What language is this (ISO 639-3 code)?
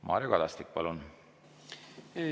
est